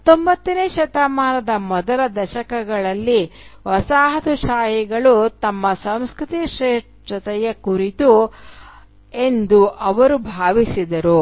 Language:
Kannada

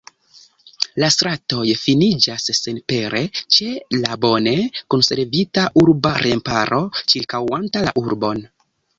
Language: Esperanto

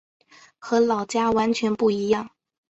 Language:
Chinese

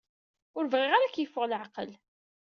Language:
Kabyle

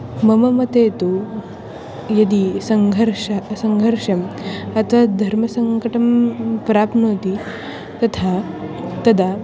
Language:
Sanskrit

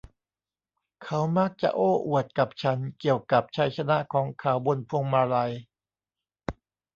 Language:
Thai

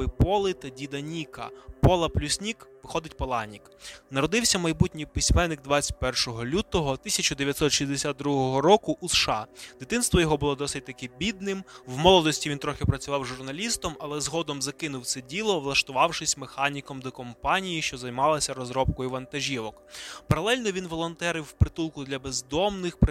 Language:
Ukrainian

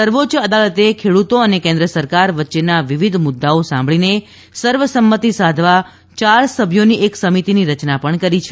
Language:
Gujarati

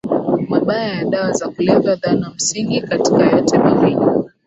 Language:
Swahili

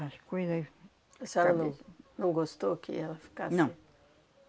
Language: Portuguese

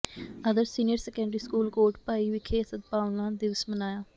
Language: Punjabi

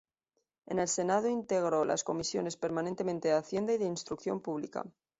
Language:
Spanish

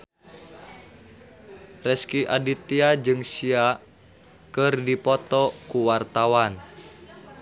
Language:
Sundanese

